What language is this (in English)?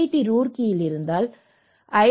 Tamil